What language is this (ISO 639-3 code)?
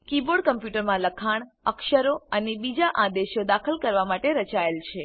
guj